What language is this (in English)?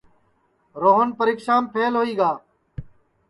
Sansi